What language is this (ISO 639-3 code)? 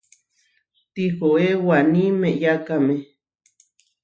var